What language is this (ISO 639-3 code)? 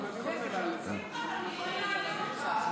heb